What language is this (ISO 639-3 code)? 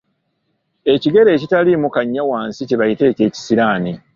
lug